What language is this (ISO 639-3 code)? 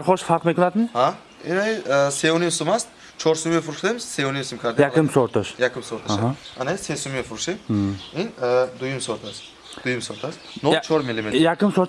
tur